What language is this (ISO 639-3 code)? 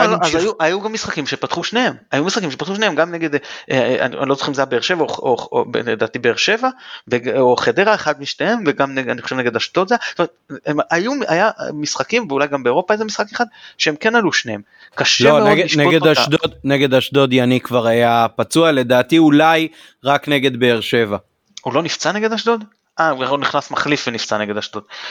heb